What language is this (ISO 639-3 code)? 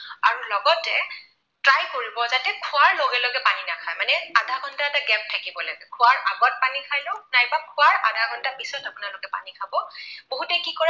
asm